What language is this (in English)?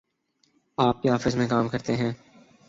Urdu